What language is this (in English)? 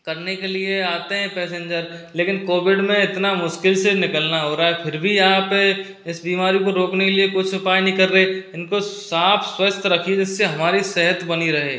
Hindi